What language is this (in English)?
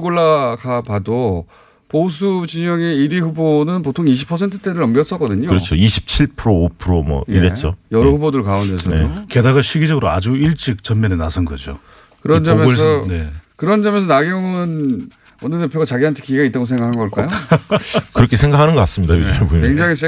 Korean